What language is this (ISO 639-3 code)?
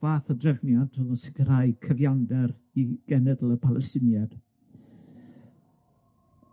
cym